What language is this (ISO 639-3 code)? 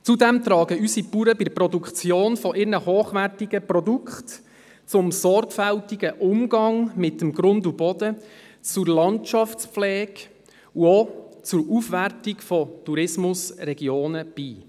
gsw